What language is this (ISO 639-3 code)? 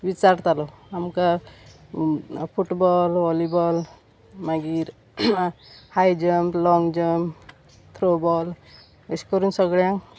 kok